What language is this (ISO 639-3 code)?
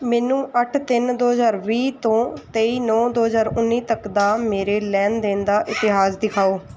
pan